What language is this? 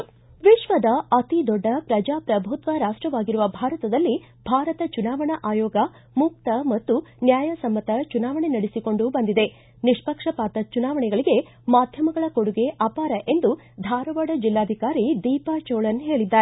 Kannada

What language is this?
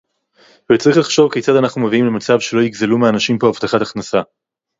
Hebrew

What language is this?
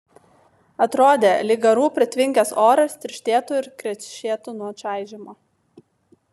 Lithuanian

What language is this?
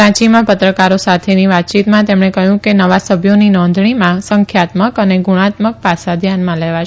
Gujarati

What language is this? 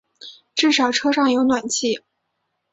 Chinese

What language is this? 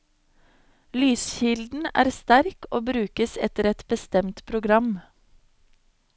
Norwegian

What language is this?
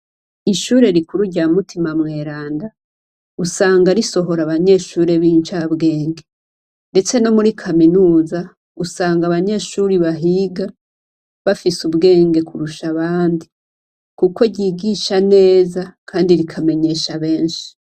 Rundi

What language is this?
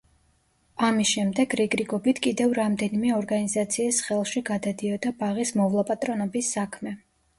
Georgian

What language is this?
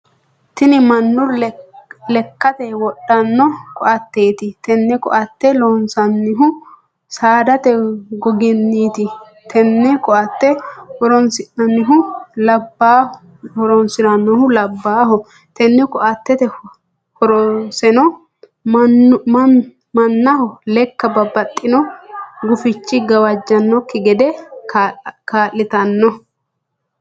Sidamo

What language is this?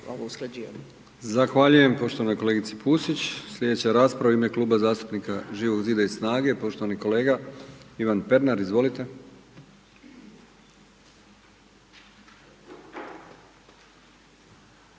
Croatian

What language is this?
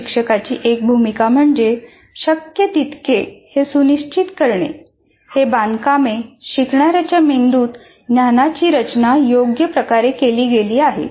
Marathi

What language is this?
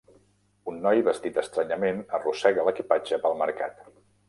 Catalan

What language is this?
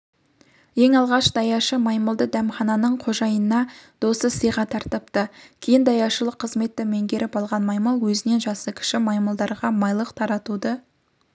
Kazakh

